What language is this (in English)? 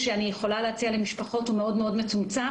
Hebrew